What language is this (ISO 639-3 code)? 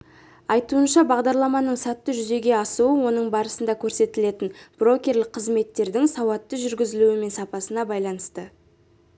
kaz